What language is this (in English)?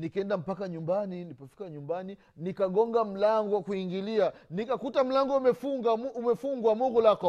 Swahili